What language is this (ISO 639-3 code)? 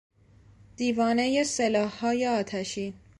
fas